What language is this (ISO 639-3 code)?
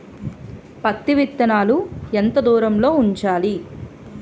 tel